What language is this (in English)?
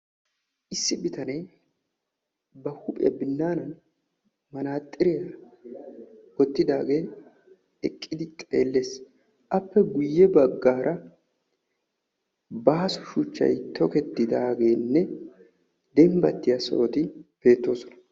Wolaytta